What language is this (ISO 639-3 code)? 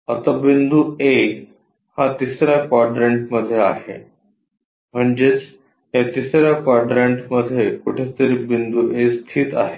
mar